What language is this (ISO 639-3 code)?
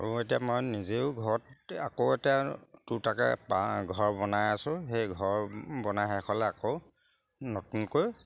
asm